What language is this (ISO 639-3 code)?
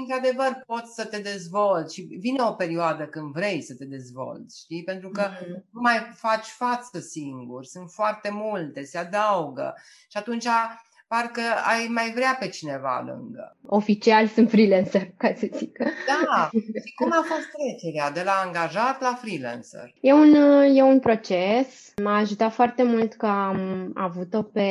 ron